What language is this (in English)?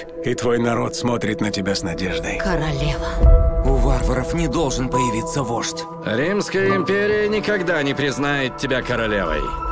Russian